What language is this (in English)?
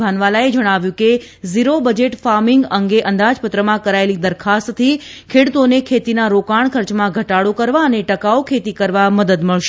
Gujarati